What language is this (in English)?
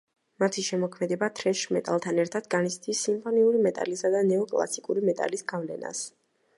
Georgian